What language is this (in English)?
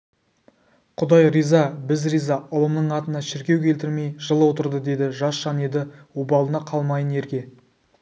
Kazakh